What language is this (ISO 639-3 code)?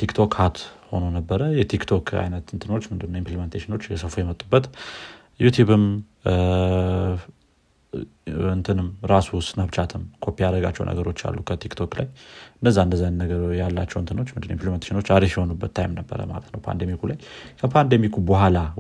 amh